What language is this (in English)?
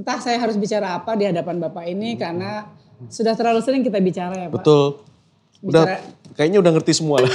Indonesian